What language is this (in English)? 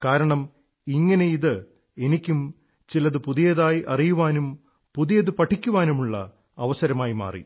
Malayalam